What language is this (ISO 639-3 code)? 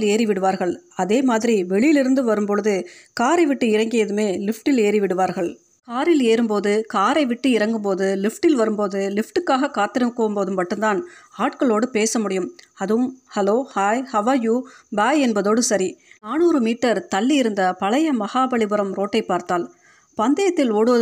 tam